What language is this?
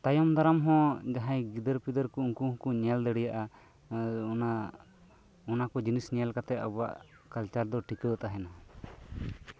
Santali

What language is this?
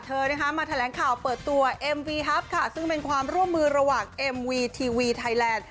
Thai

